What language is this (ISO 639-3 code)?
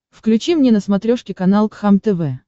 rus